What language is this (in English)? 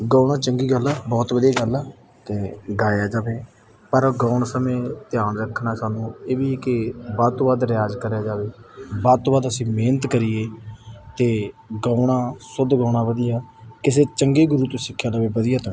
Punjabi